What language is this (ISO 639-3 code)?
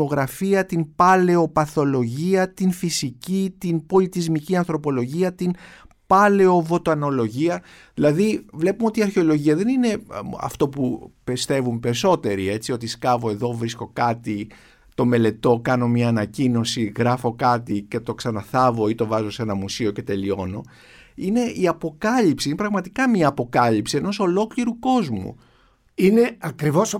ell